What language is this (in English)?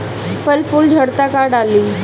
Bhojpuri